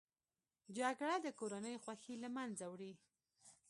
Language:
Pashto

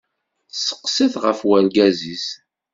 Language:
Kabyle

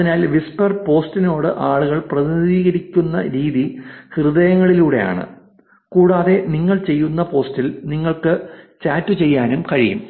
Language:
Malayalam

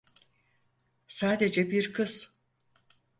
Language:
Turkish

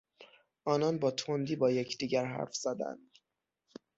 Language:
Persian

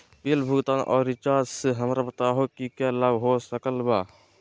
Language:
Magahi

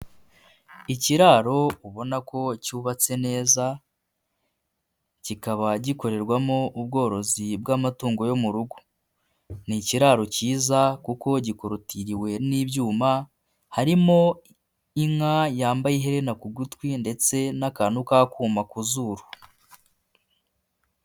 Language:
Kinyarwanda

